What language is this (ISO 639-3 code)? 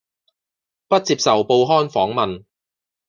yue